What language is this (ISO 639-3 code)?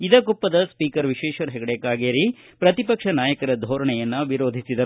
kan